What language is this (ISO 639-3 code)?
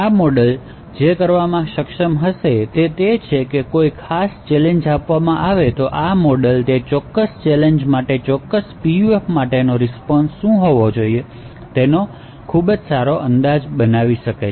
guj